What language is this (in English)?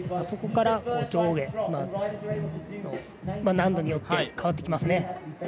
Japanese